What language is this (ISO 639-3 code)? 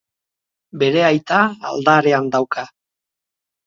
eus